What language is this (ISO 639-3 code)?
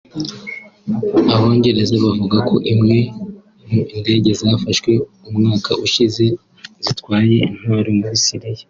kin